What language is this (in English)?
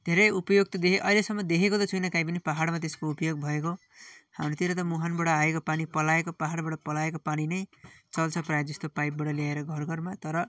Nepali